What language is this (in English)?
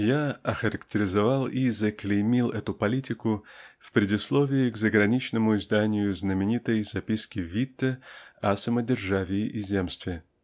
Russian